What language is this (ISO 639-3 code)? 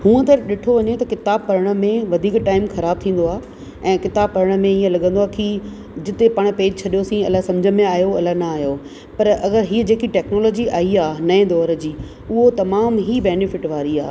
snd